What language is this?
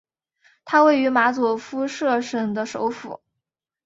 Chinese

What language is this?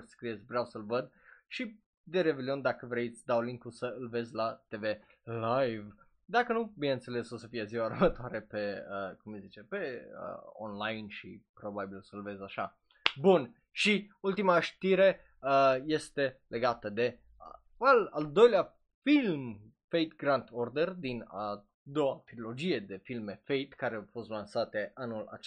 Romanian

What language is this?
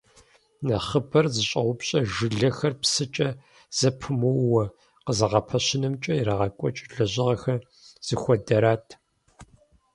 Kabardian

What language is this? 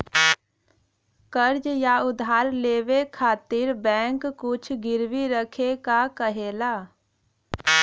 Bhojpuri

